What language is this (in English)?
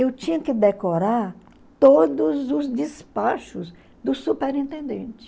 Portuguese